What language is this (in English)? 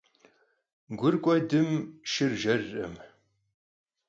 Kabardian